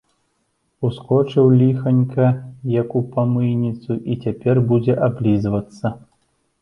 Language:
Belarusian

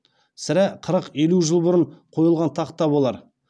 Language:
Kazakh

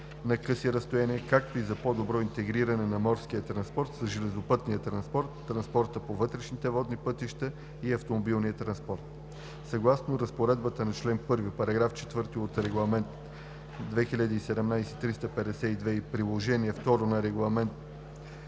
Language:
Bulgarian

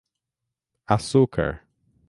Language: Portuguese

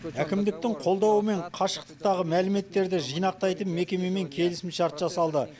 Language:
Kazakh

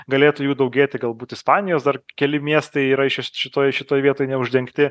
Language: Lithuanian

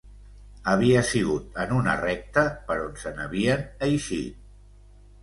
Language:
Catalan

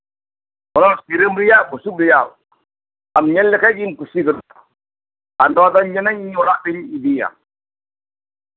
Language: Santali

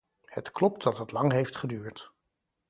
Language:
Dutch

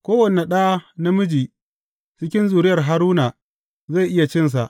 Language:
Hausa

